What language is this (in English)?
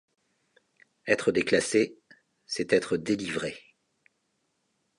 French